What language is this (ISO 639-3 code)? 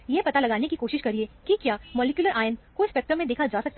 hin